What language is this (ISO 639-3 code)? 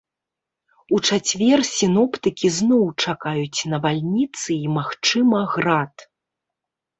bel